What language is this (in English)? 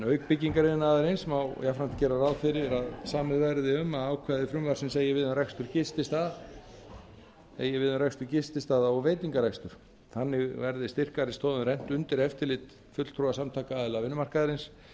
Icelandic